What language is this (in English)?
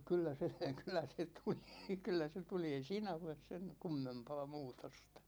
Finnish